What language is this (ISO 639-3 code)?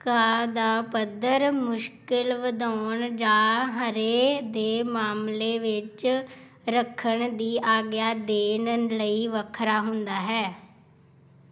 pan